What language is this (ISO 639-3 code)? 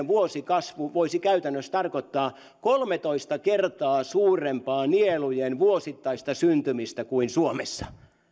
fin